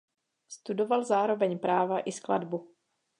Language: Czech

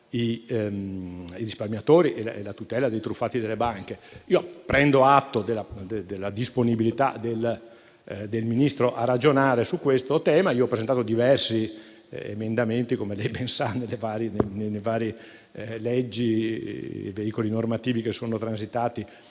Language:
Italian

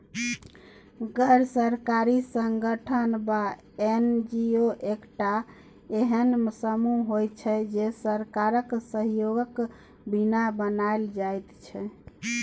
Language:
Maithili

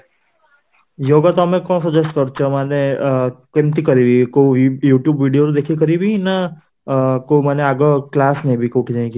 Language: Odia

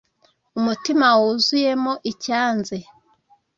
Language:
Kinyarwanda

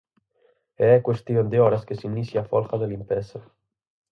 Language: Galician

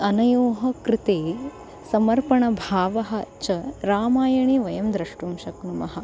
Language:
Sanskrit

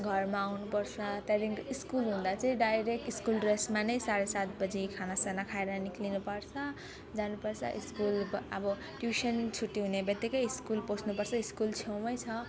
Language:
Nepali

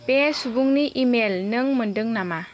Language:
Bodo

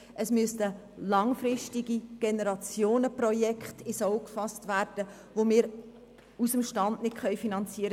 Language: Swiss German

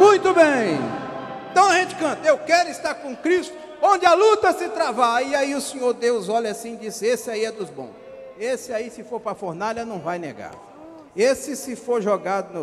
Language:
Portuguese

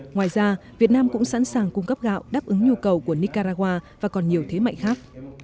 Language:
Vietnamese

